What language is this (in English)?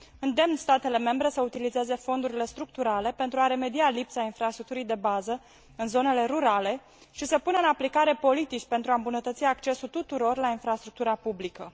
Romanian